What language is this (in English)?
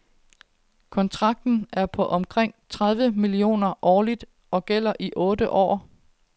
Danish